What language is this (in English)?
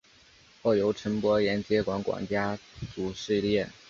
Chinese